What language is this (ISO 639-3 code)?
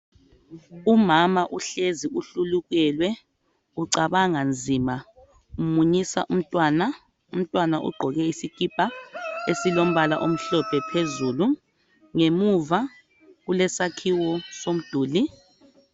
nde